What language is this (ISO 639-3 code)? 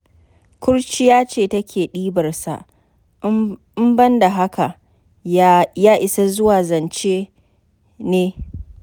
hau